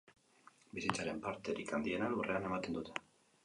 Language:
Basque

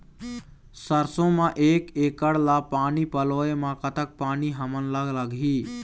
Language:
Chhattisgarhi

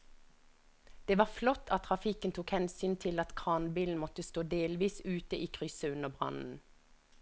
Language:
Norwegian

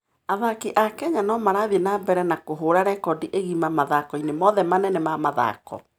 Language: Kikuyu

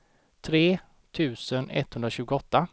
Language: Swedish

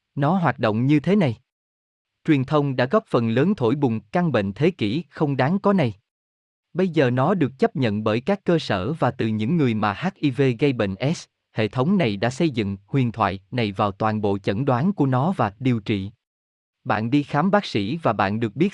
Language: Vietnamese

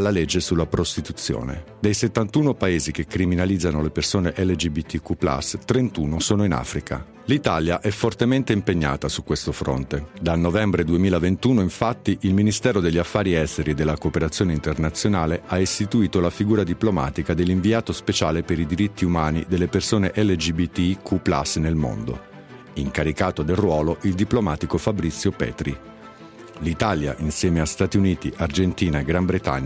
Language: Italian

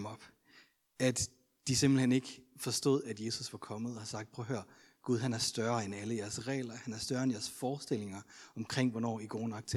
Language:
Danish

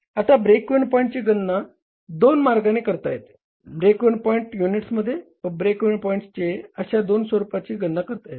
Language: Marathi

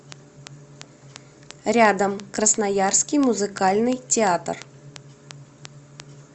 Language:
Russian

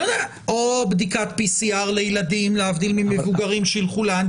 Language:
Hebrew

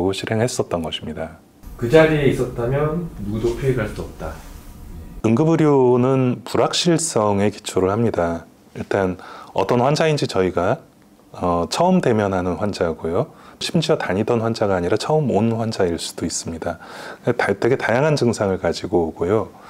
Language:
Korean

